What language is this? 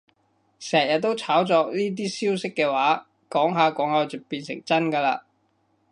Cantonese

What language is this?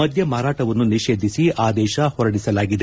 Kannada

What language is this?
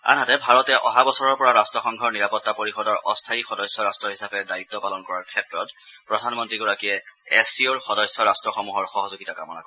Assamese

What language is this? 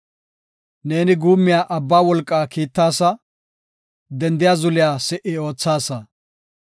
Gofa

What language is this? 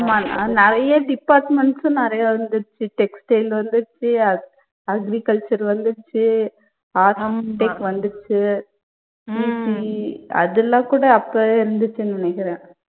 Tamil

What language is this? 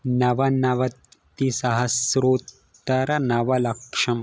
Sanskrit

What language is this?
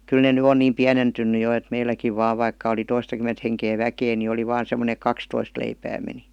Finnish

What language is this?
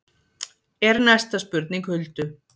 Icelandic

